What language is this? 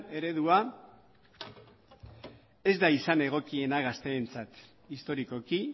Basque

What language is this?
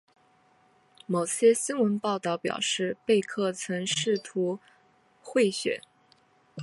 Chinese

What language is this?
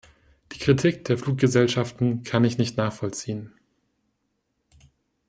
German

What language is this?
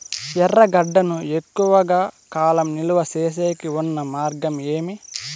Telugu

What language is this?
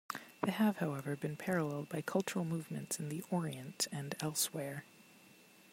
English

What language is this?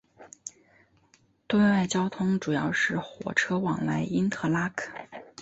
Chinese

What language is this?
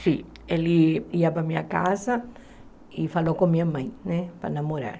Portuguese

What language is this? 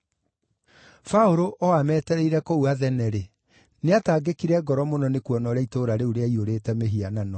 Kikuyu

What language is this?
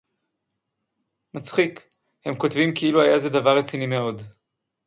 Hebrew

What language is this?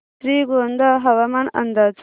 Marathi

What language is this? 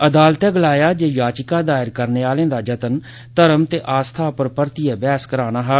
Dogri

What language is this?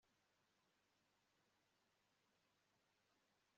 Kinyarwanda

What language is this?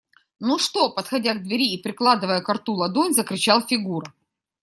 Russian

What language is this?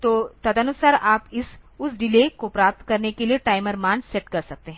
Hindi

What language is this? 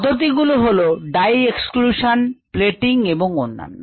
Bangla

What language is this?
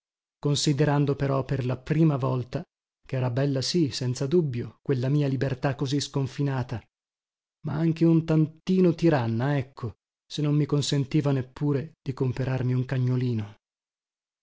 Italian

